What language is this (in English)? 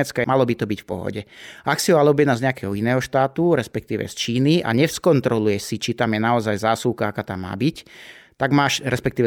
Slovak